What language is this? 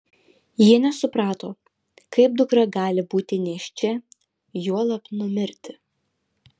Lithuanian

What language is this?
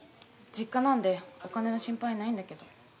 Japanese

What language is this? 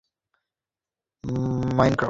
Bangla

